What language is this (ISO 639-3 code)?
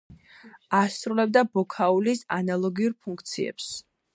kat